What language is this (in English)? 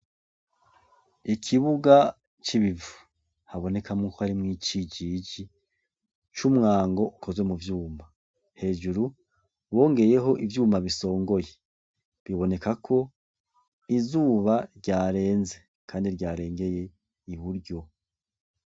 Rundi